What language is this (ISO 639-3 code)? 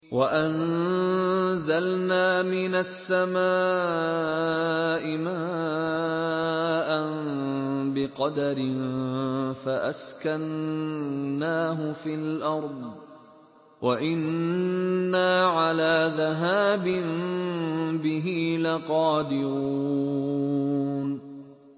ara